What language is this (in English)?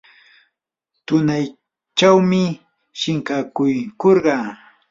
Yanahuanca Pasco Quechua